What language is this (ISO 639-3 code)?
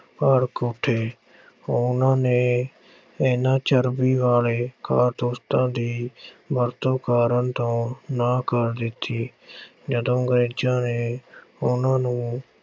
pan